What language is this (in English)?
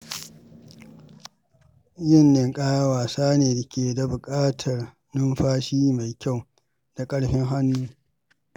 Hausa